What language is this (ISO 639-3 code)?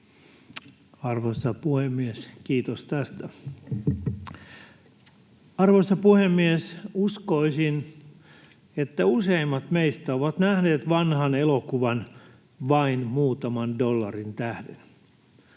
fin